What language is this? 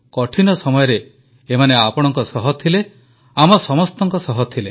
Odia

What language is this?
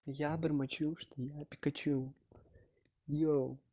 Russian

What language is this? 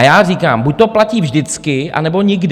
Czech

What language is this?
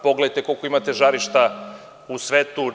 Serbian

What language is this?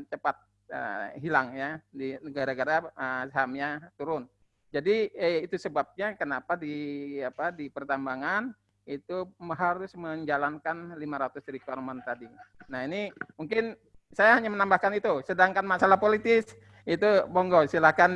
Indonesian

